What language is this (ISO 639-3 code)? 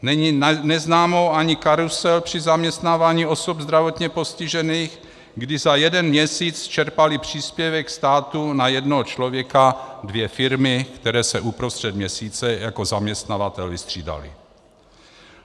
ces